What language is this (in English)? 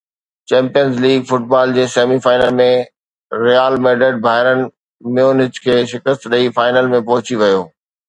Sindhi